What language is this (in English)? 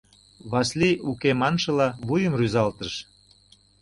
Mari